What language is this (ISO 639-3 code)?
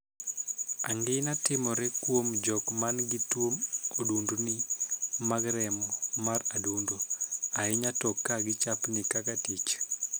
luo